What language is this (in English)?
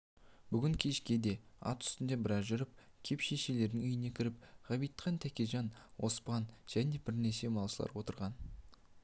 Kazakh